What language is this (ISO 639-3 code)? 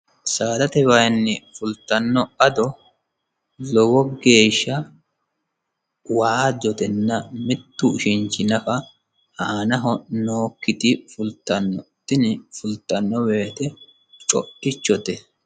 sid